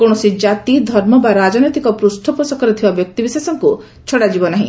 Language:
Odia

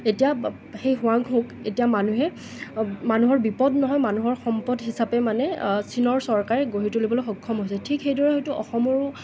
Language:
Assamese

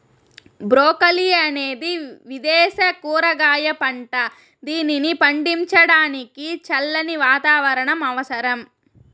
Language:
Telugu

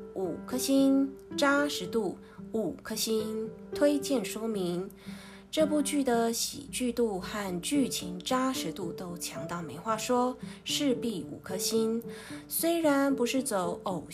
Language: Chinese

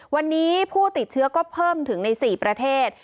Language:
Thai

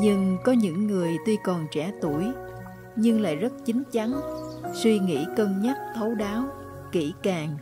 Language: Vietnamese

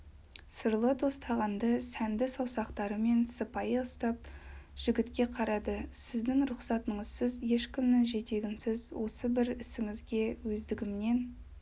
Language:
Kazakh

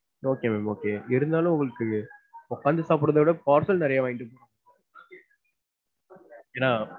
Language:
Tamil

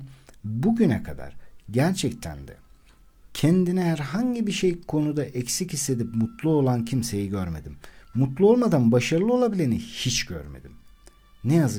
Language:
Turkish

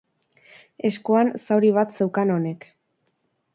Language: Basque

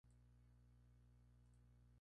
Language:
Spanish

